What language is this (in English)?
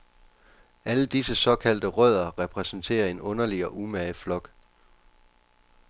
Danish